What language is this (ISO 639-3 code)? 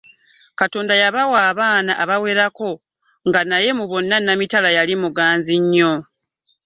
lug